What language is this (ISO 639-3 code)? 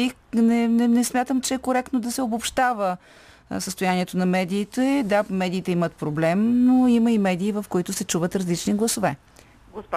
bul